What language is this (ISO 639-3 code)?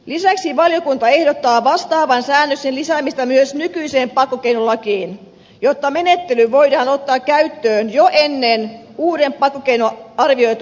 fin